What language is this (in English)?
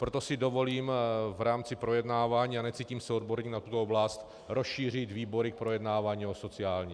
Czech